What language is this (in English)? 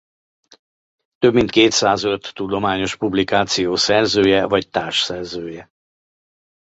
Hungarian